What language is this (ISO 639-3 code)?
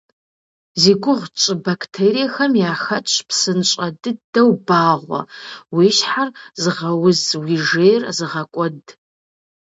kbd